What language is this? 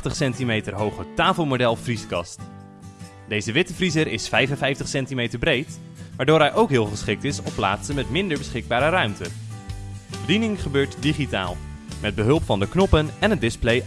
Dutch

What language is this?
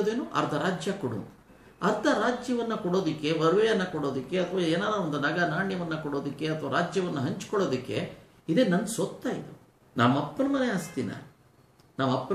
Turkish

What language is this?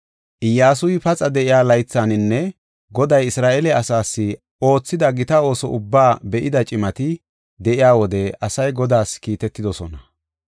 Gofa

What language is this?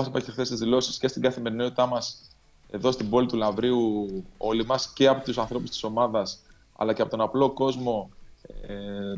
Greek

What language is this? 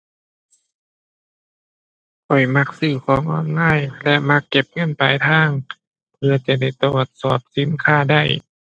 Thai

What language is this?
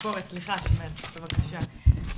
Hebrew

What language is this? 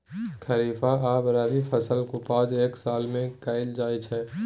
Maithili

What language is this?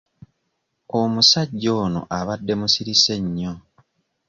Ganda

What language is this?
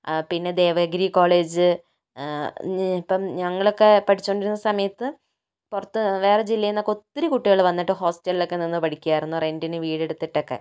Malayalam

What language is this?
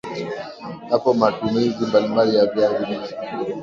Swahili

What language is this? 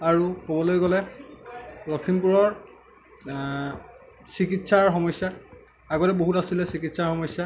Assamese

